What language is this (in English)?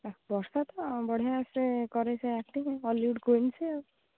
Odia